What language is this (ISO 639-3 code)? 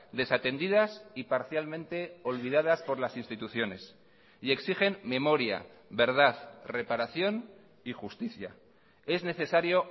spa